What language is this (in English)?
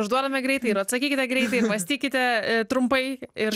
Lithuanian